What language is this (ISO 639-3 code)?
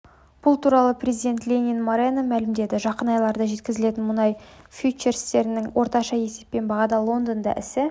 kaz